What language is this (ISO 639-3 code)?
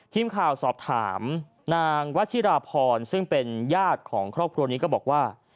tha